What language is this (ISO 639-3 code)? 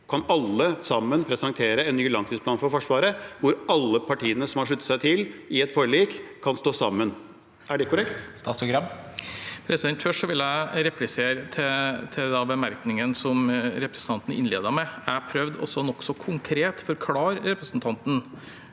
nor